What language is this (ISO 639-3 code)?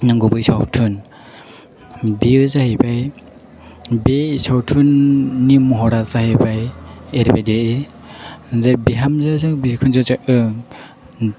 brx